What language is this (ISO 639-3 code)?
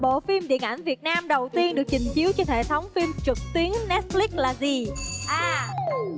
vie